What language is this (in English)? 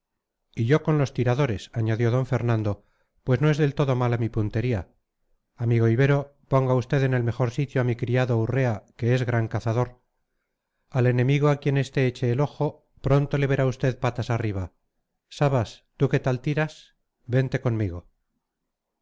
Spanish